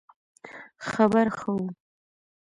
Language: Pashto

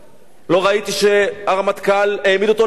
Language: Hebrew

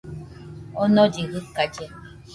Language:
Nüpode Huitoto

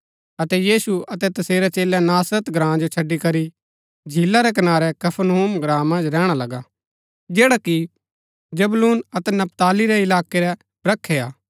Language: Gaddi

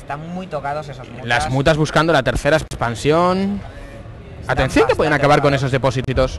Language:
Spanish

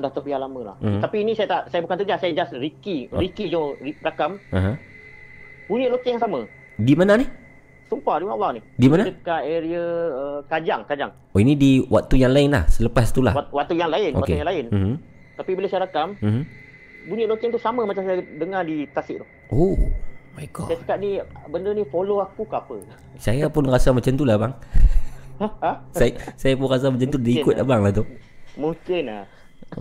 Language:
Malay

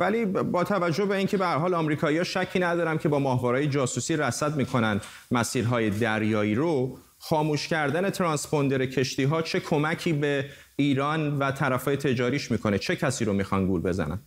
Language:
Persian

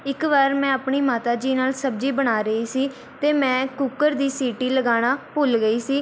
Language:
Punjabi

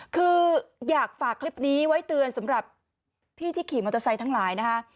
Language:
Thai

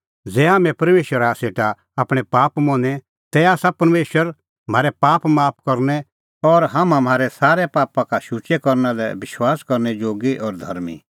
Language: Kullu Pahari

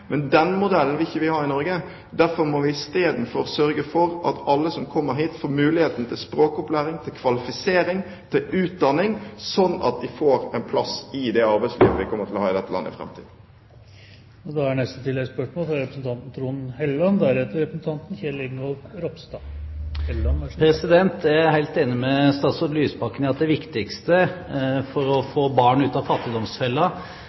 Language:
Norwegian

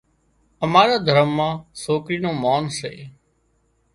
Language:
Wadiyara Koli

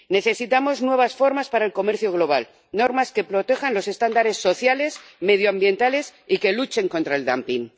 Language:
Spanish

